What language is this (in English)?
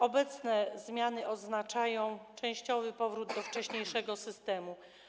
Polish